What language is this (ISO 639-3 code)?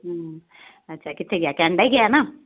pan